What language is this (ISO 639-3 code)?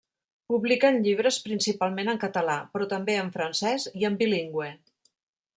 cat